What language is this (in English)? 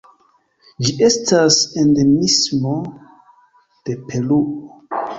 Esperanto